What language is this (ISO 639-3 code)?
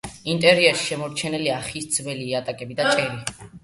kat